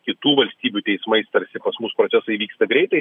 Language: Lithuanian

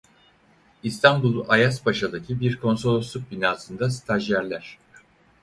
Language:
Turkish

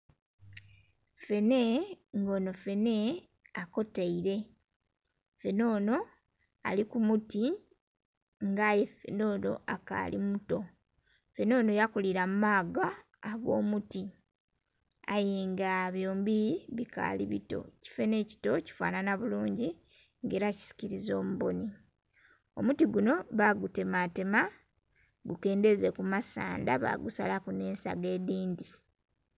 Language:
Soga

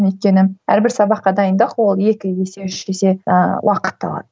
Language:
Kazakh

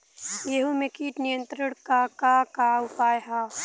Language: Bhojpuri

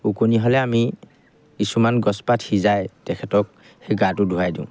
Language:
Assamese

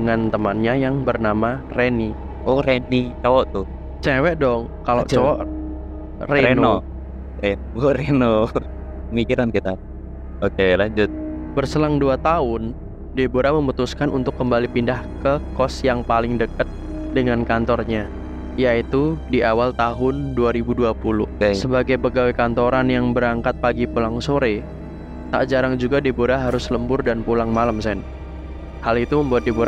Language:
Indonesian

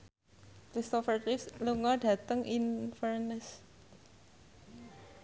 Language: Javanese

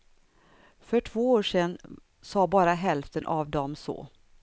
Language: Swedish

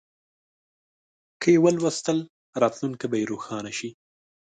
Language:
Pashto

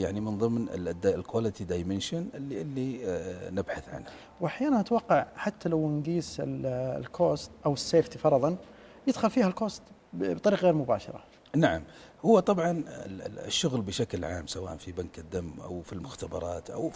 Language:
Arabic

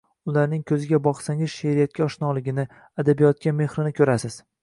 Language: Uzbek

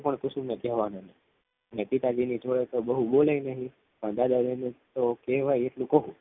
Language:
Gujarati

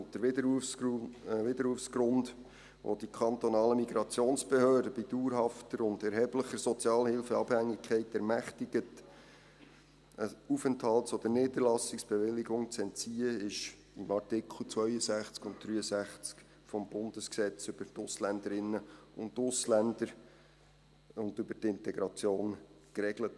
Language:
Swiss German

